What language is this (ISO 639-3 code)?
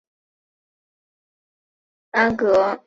zho